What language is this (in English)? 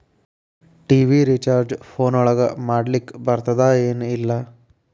Kannada